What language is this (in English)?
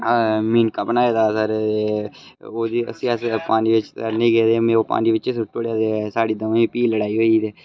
Dogri